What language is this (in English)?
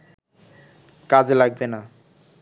Bangla